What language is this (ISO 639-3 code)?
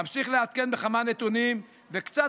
heb